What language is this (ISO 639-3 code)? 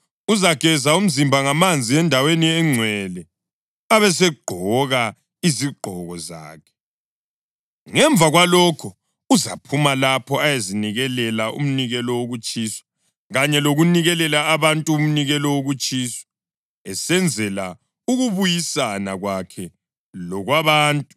nde